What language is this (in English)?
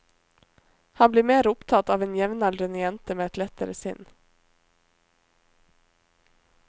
Norwegian